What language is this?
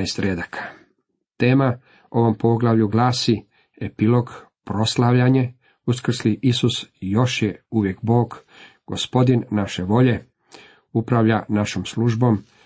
Croatian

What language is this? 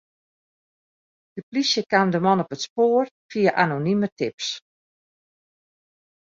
Western Frisian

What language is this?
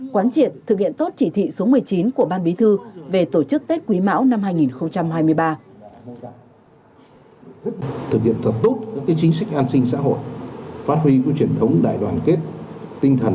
Vietnamese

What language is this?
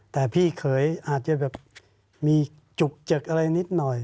Thai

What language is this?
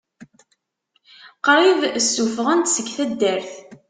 Kabyle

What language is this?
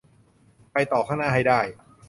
Thai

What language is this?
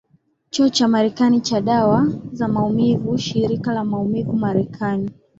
Swahili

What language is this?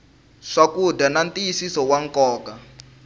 Tsonga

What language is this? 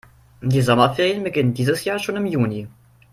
German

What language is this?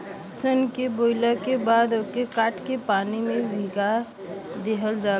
Bhojpuri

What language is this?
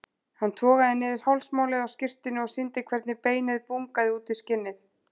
Icelandic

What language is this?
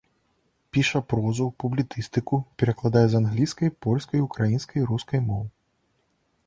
Belarusian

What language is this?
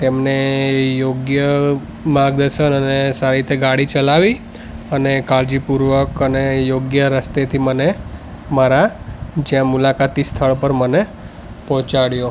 Gujarati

